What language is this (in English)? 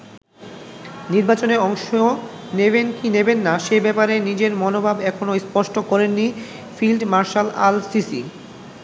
Bangla